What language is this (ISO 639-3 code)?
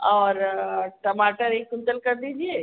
hin